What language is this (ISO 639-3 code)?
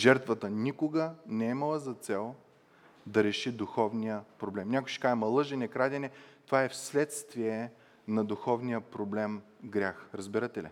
bul